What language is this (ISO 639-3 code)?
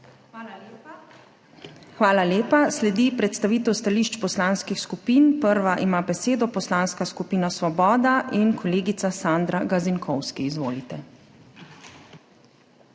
slv